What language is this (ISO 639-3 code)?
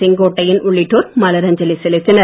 tam